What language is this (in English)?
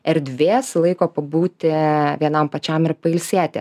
Lithuanian